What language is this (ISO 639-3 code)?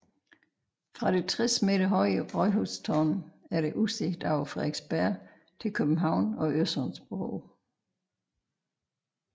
dan